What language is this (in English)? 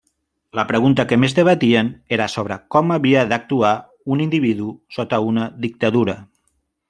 Catalan